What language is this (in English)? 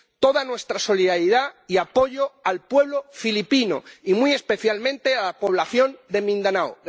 Spanish